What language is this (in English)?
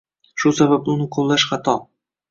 Uzbek